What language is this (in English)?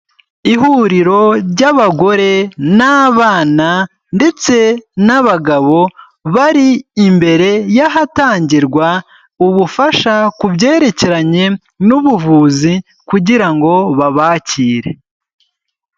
Kinyarwanda